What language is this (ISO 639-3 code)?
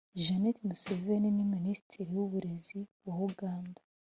kin